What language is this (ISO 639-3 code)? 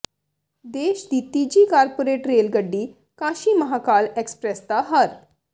pan